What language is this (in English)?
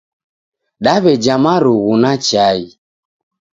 Taita